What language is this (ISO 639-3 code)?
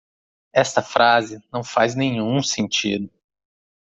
por